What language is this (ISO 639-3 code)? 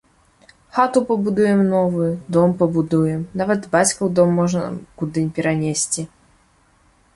bel